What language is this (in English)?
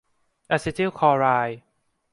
Thai